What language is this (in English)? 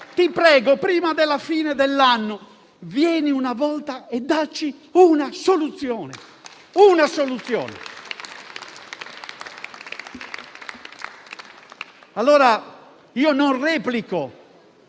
Italian